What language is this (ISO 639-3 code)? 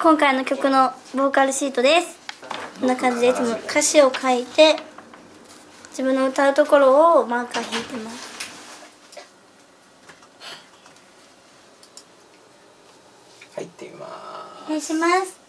jpn